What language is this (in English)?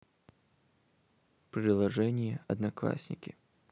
Russian